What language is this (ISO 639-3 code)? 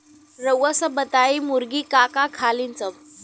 bho